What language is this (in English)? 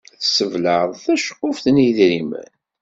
Kabyle